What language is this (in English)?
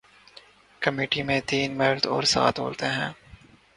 Urdu